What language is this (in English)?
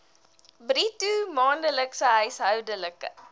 Afrikaans